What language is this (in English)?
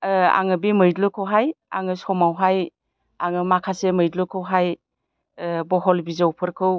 Bodo